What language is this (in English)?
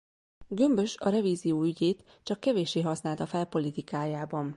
Hungarian